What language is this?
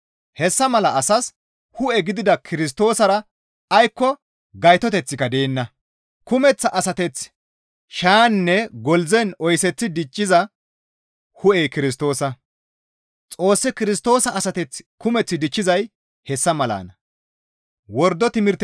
Gamo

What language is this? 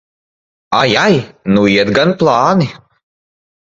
Latvian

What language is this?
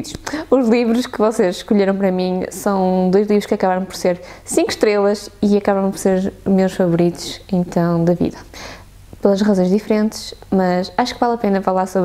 Portuguese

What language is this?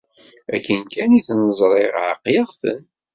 Kabyle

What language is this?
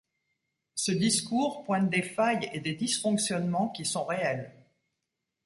French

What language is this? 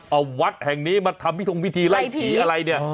Thai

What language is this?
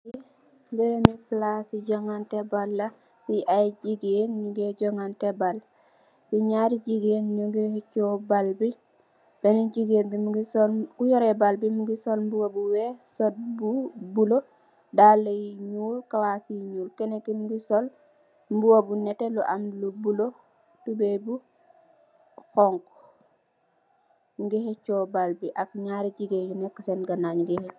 Wolof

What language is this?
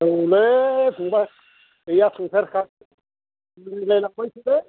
Bodo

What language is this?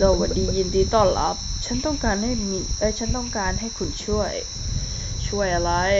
Thai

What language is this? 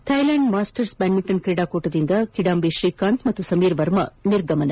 Kannada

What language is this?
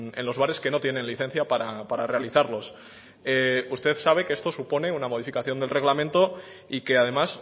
Spanish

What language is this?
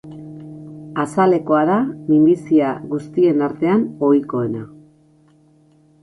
Basque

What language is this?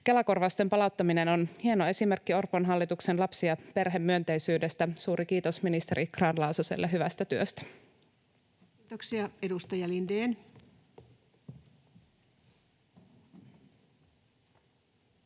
Finnish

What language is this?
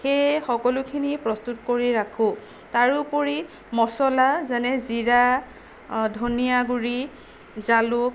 Assamese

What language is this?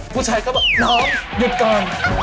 Thai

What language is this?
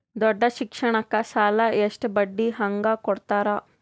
Kannada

